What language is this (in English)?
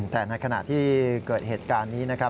Thai